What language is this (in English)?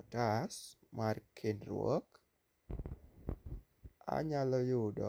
Luo (Kenya and Tanzania)